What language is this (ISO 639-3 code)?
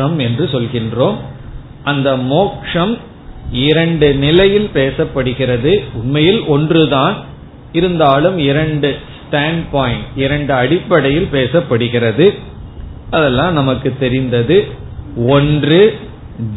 tam